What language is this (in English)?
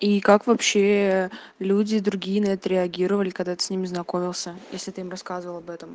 Russian